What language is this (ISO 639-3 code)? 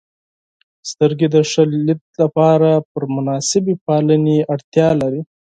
pus